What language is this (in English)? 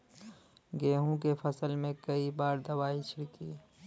Bhojpuri